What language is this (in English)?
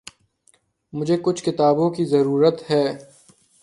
Urdu